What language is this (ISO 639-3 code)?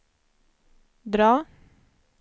swe